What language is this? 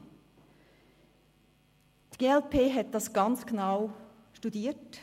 Swiss German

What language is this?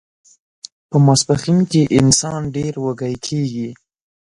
Pashto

